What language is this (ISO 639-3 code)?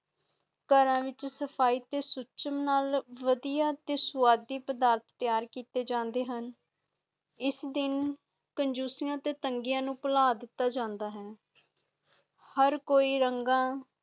pan